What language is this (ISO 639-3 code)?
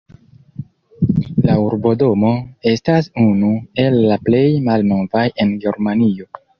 epo